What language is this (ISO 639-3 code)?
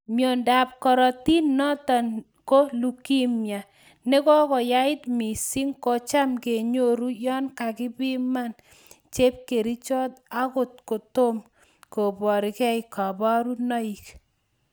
kln